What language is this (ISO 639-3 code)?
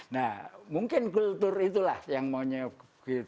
ind